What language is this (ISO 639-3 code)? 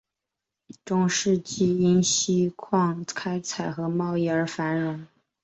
zho